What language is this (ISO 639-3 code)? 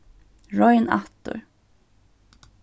fao